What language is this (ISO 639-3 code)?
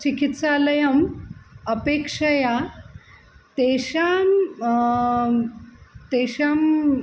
san